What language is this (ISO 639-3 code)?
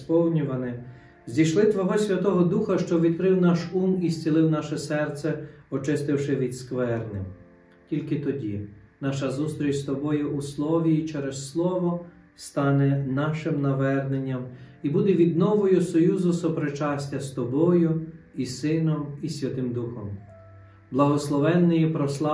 ukr